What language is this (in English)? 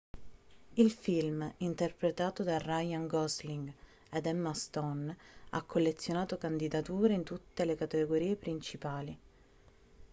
Italian